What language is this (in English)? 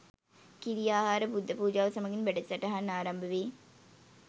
Sinhala